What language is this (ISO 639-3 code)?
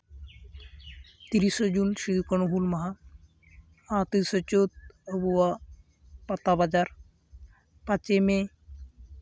sat